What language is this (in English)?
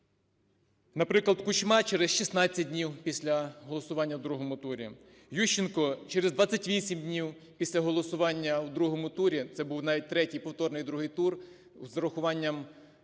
Ukrainian